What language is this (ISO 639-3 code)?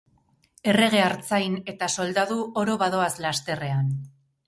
eus